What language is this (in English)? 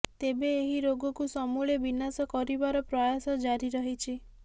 Odia